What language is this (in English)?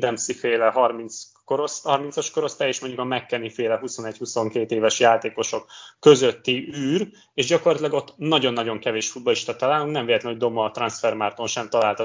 Hungarian